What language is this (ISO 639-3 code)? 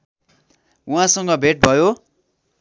nep